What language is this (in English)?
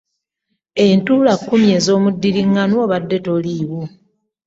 Ganda